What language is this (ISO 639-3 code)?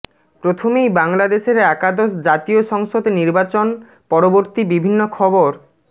ben